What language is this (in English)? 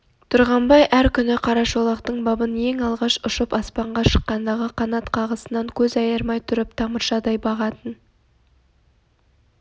Kazakh